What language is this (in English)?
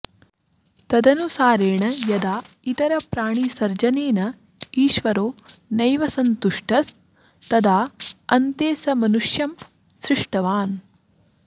Sanskrit